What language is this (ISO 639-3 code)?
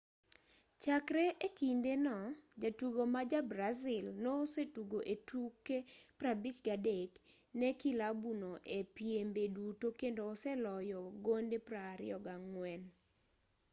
luo